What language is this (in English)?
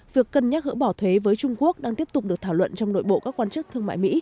Vietnamese